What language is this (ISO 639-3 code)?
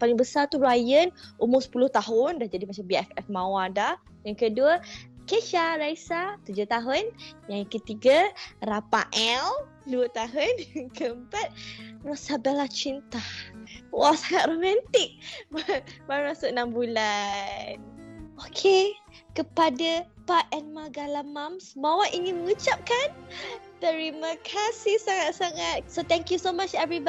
msa